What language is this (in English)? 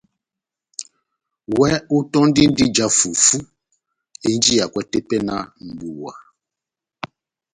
Batanga